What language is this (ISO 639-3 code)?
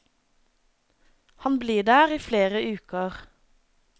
nor